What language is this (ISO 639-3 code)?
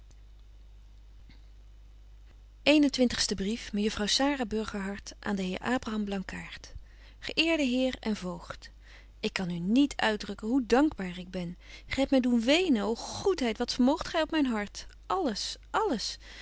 nld